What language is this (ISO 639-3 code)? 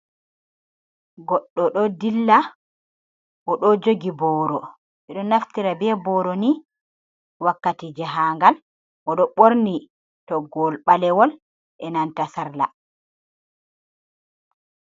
ful